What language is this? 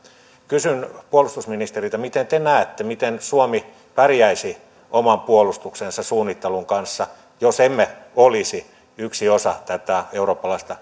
Finnish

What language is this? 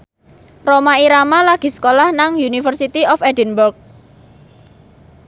Javanese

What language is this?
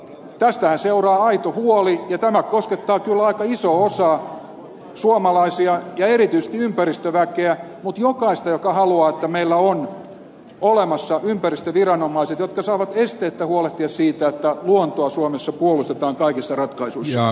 Finnish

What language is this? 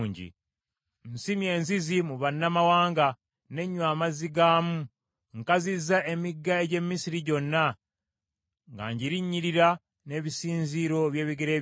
Ganda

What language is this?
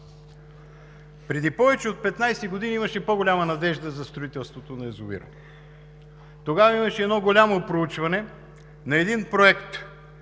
Bulgarian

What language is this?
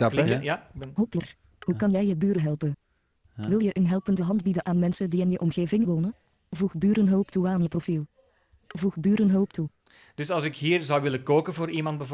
Dutch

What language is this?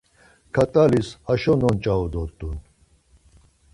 Laz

